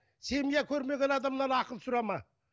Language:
Kazakh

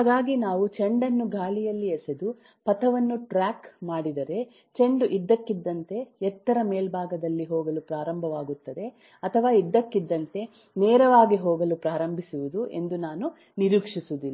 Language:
Kannada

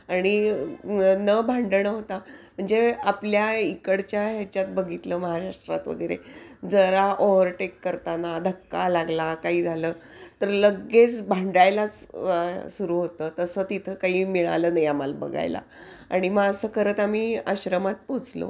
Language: Marathi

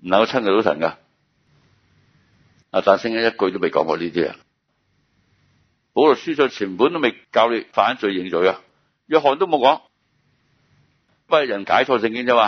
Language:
Chinese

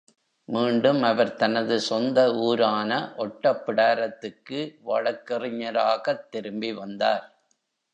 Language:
Tamil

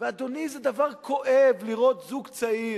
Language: Hebrew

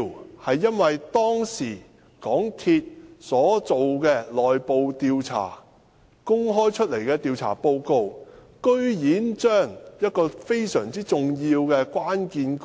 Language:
Cantonese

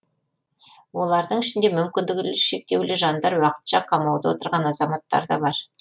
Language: Kazakh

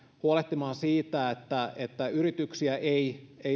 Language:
Finnish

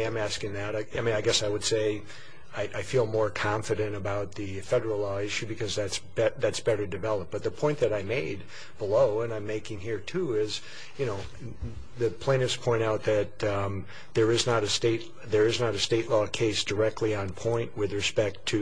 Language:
English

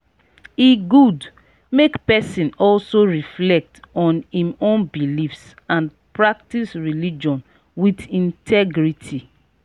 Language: Nigerian Pidgin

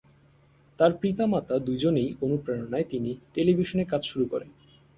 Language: Bangla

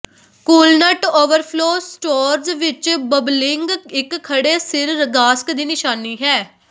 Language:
Punjabi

